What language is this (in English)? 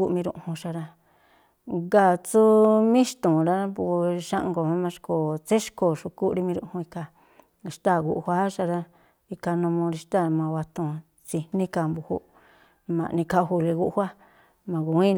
Tlacoapa Me'phaa